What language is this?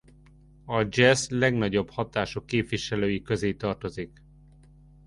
Hungarian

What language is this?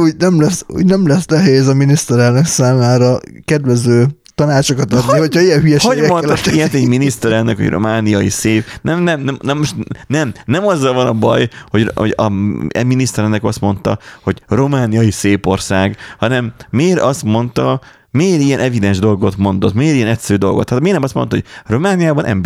Hungarian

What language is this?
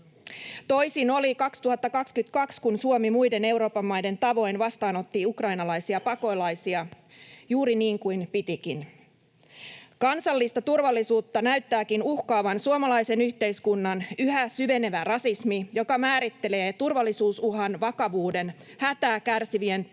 Finnish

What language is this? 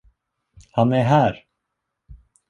Swedish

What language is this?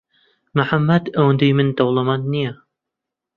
Central Kurdish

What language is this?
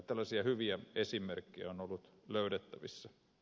Finnish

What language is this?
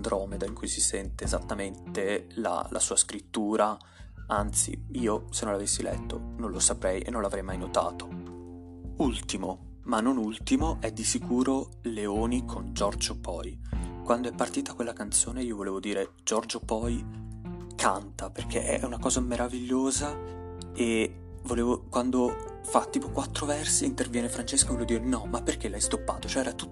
Italian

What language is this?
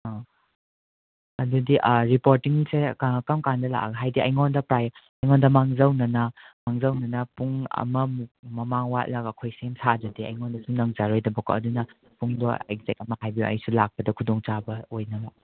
Manipuri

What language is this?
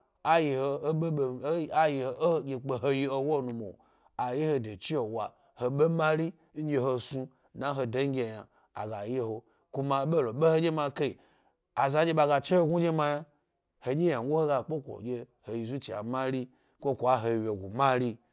Gbari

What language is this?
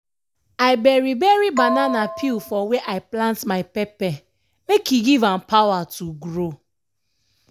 Nigerian Pidgin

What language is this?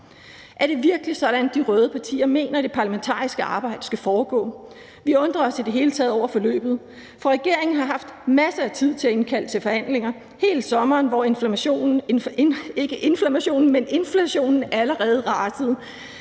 Danish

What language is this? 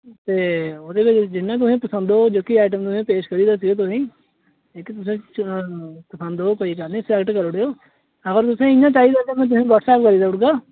Dogri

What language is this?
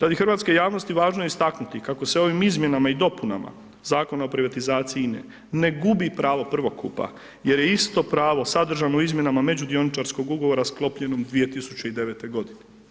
Croatian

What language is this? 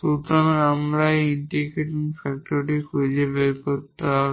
Bangla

